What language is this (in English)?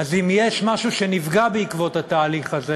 Hebrew